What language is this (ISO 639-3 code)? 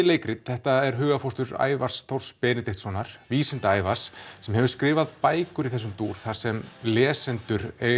isl